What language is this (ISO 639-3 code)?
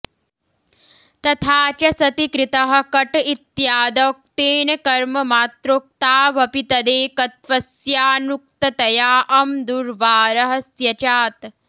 san